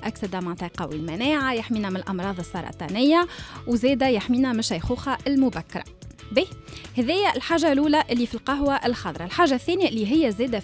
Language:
Arabic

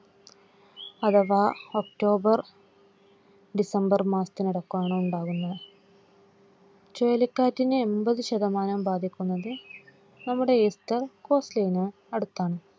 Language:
Malayalam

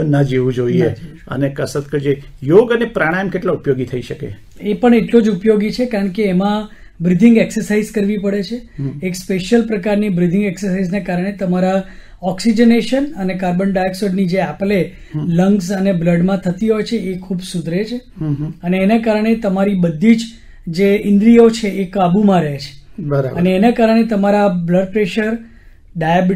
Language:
Gujarati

